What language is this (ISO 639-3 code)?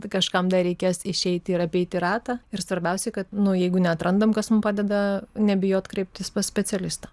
lit